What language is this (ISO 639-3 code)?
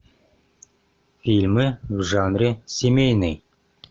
rus